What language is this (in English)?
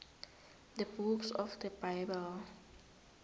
South Ndebele